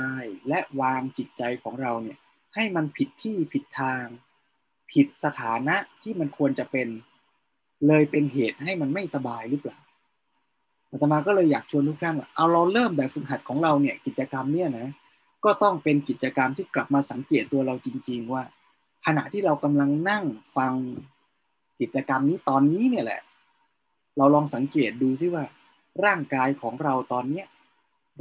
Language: Thai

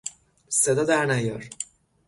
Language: Persian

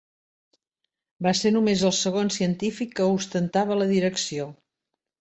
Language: Catalan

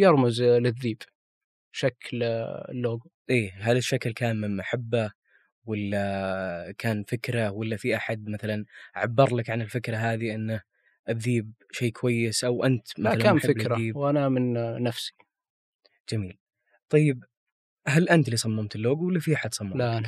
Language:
Arabic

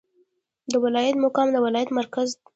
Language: Pashto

